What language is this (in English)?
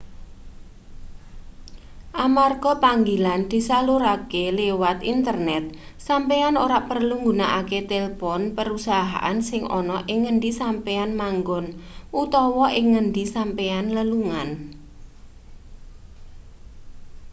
Javanese